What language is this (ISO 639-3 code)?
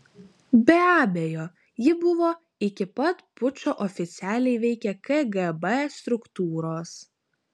lit